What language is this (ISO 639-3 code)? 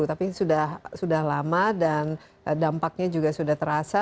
ind